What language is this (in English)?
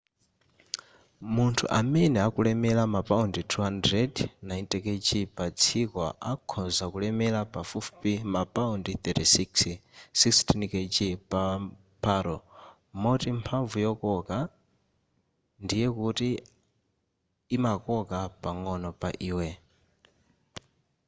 Nyanja